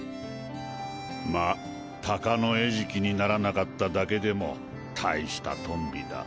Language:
Japanese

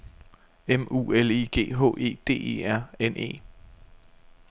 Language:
Danish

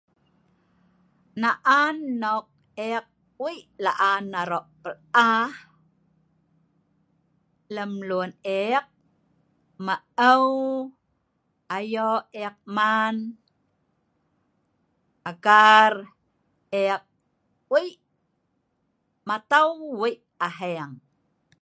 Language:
Sa'ban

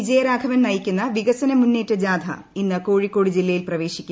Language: Malayalam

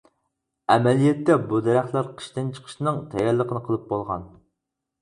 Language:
Uyghur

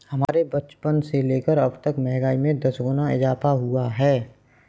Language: Hindi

